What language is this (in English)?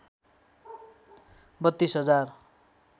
Nepali